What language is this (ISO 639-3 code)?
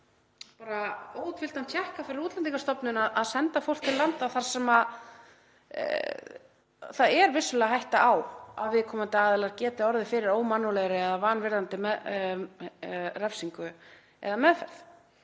isl